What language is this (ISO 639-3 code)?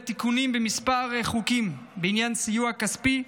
heb